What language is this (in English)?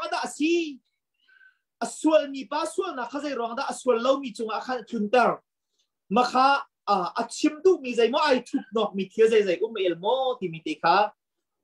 Thai